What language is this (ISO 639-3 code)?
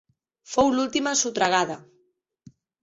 cat